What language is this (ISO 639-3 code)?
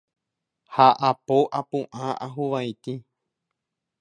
grn